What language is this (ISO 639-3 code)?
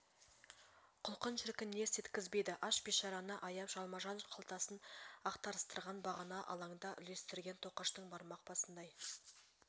kaz